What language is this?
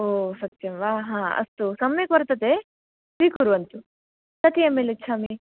Sanskrit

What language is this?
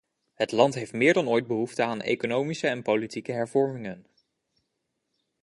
Dutch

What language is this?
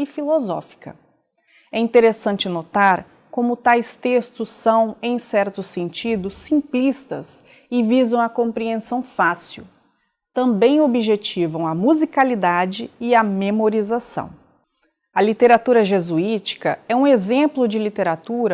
Portuguese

